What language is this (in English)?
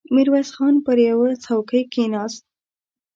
Pashto